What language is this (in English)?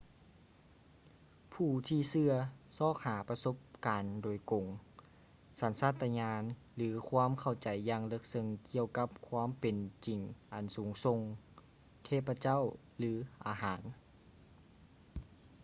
Lao